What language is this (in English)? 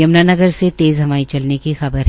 Hindi